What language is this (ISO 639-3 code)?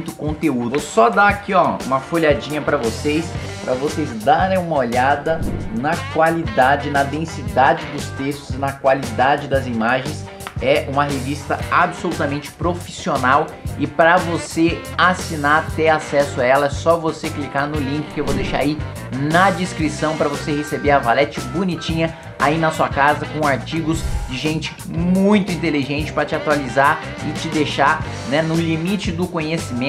por